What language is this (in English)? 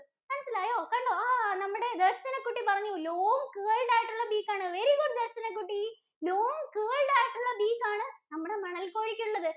Malayalam